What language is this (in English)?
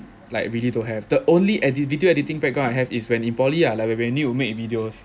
English